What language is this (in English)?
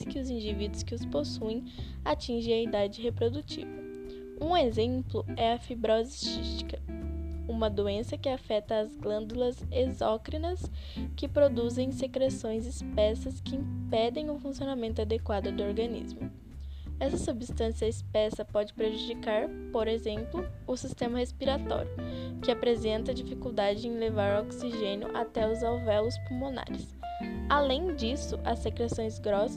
Portuguese